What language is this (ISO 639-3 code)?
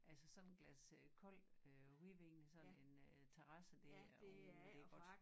dan